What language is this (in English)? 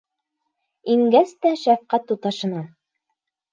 Bashkir